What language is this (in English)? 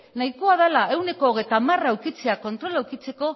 Basque